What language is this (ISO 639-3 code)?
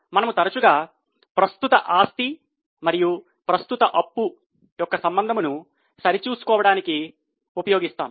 tel